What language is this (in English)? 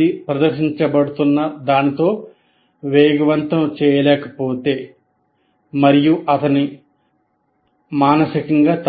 Telugu